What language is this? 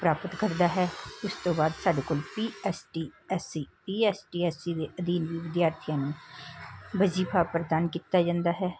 Punjabi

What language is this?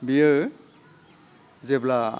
Bodo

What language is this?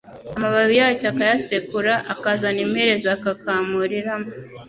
Kinyarwanda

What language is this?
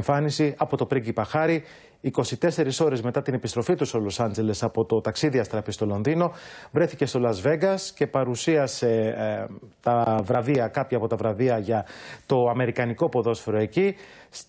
Greek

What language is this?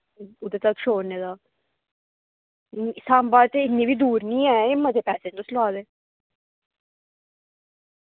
Dogri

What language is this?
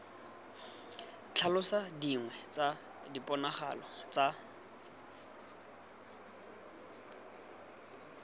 Tswana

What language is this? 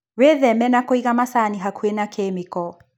Kikuyu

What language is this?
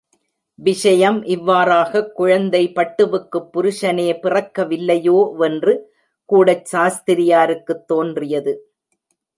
Tamil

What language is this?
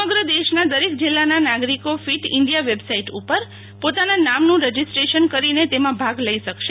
Gujarati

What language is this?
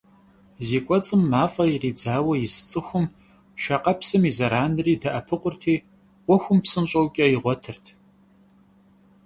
Kabardian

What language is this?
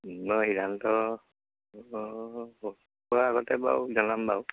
Assamese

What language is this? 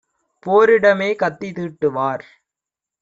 Tamil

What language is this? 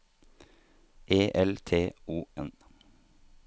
Norwegian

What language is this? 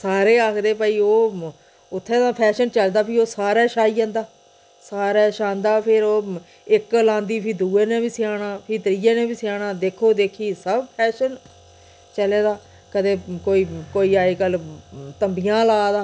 Dogri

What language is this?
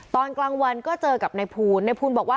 Thai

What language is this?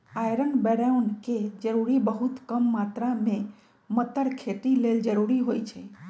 Magahi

